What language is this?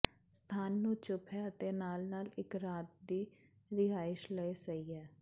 Punjabi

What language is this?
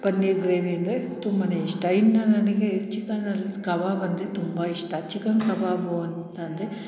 Kannada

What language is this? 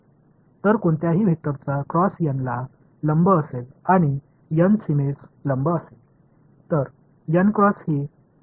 Marathi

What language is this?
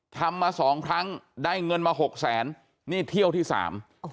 Thai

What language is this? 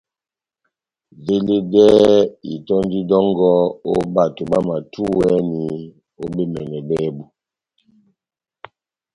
Batanga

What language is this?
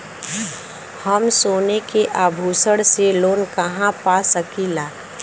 Bhojpuri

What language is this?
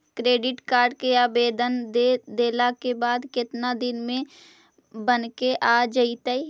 Magahi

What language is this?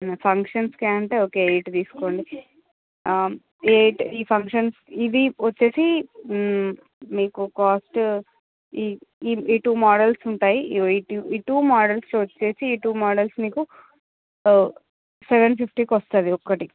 Telugu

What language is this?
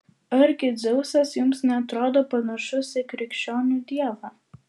Lithuanian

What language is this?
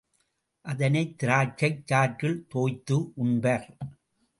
Tamil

